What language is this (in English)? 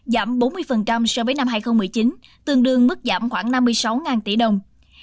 Vietnamese